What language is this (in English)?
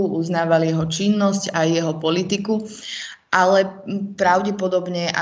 Slovak